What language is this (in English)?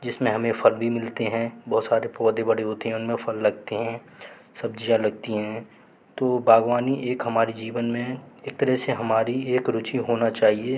Hindi